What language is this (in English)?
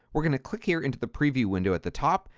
English